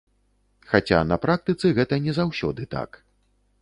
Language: Belarusian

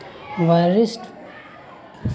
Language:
Magahi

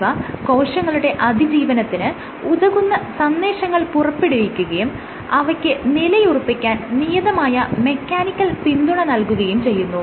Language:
Malayalam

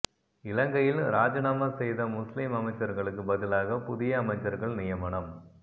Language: Tamil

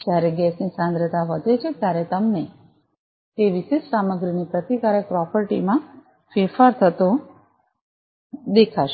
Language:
Gujarati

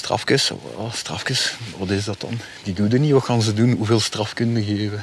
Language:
Dutch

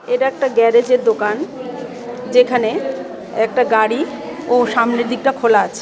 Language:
Bangla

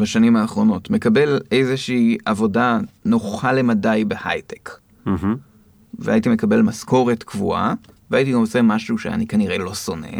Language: Hebrew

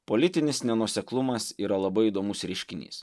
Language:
Lithuanian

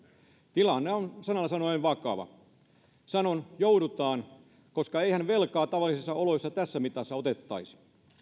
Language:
Finnish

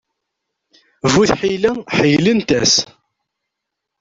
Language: Kabyle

